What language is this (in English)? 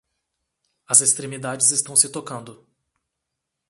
Portuguese